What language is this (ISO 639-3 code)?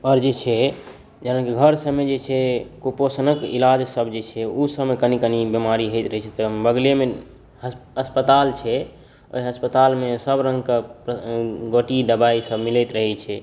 mai